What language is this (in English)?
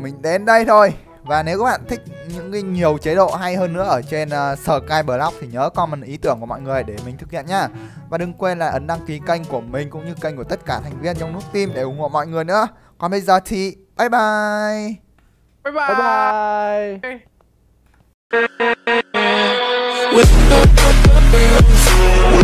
Vietnamese